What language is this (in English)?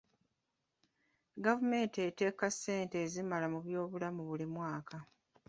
Ganda